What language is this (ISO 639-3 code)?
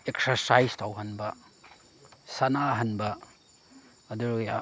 mni